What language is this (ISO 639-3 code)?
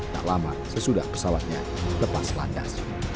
ind